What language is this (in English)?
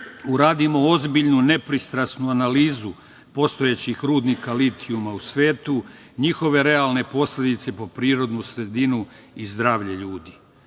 Serbian